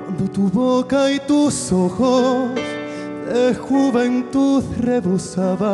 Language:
Romanian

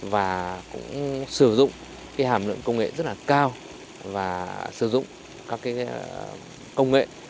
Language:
Vietnamese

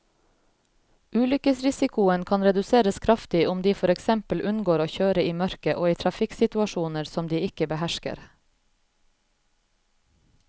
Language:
Norwegian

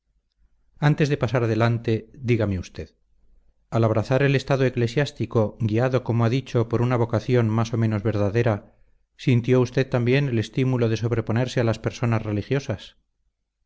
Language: Spanish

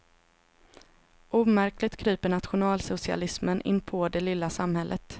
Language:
Swedish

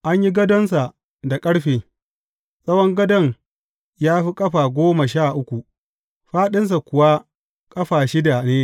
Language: Hausa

